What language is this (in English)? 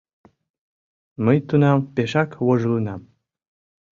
Mari